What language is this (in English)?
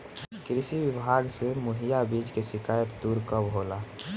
Bhojpuri